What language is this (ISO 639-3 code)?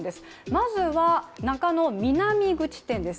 jpn